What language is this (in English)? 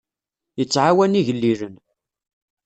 Kabyle